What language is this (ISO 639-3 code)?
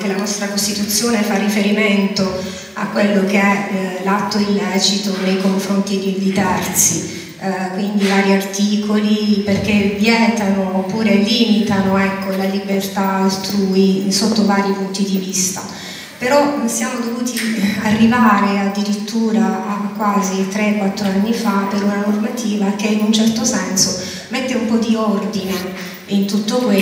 ita